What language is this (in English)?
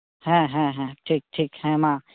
Santali